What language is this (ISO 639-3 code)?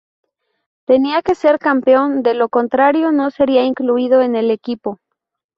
spa